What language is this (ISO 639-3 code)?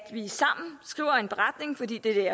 dan